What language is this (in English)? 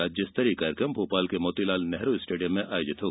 Hindi